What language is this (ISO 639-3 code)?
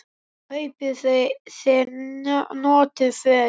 isl